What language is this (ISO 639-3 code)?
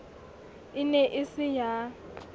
sot